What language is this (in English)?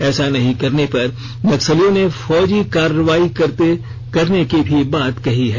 Hindi